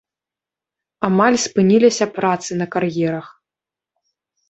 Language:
Belarusian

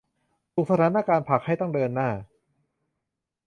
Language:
Thai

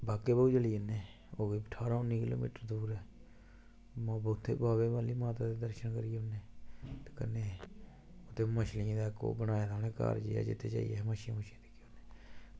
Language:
Dogri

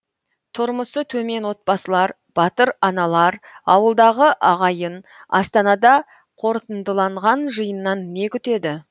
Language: Kazakh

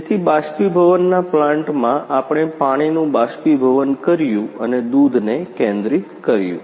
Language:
Gujarati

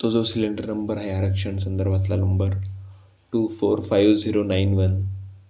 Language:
Marathi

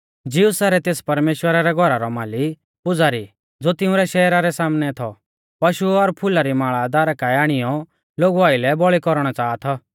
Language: Mahasu Pahari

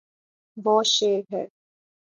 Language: Urdu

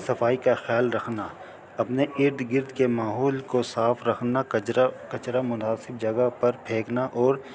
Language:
Urdu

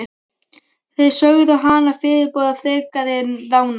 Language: Icelandic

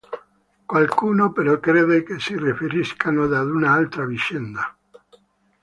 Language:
Italian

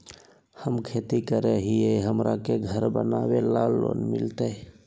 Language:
Magahi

